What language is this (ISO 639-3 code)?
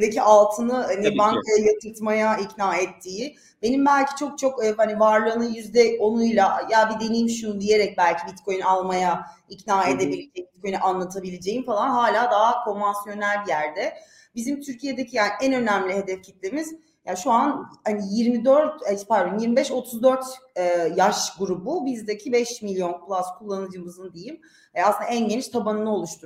tur